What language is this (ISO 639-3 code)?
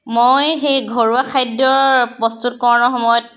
asm